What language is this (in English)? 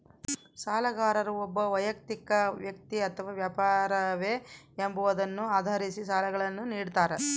Kannada